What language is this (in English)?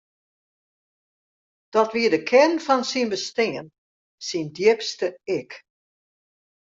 Western Frisian